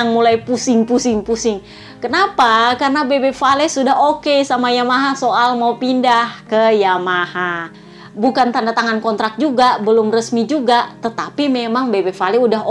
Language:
Indonesian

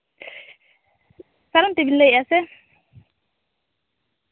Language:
Santali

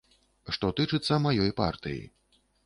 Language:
Belarusian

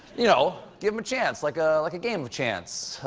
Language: English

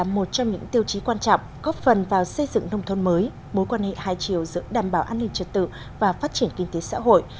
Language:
Vietnamese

